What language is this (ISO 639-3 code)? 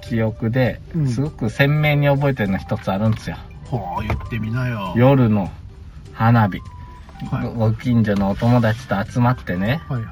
jpn